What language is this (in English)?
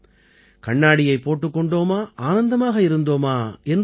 Tamil